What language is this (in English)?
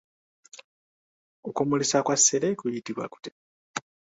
Ganda